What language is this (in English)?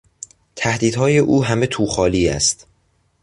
Persian